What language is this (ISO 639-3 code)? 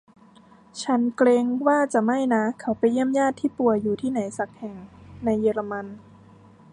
tha